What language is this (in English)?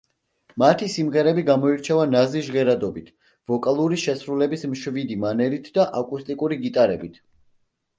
Georgian